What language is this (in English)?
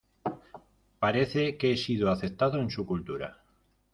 Spanish